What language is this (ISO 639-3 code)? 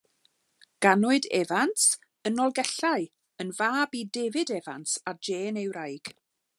cym